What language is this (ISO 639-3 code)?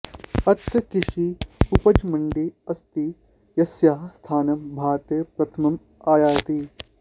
san